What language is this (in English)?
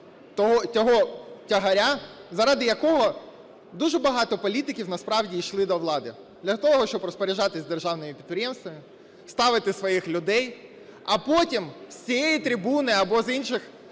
Ukrainian